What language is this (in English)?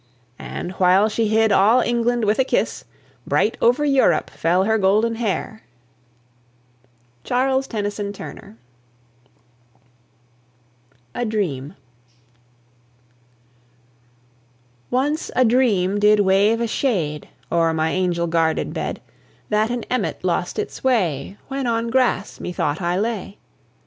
English